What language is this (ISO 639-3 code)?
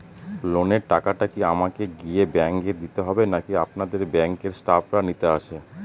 ben